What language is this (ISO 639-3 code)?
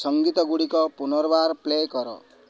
ori